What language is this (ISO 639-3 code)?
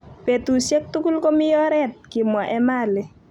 kln